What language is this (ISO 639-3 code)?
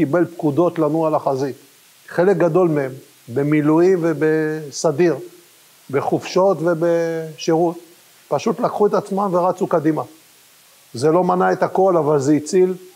heb